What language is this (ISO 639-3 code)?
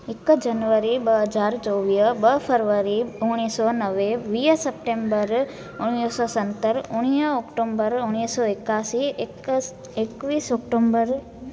snd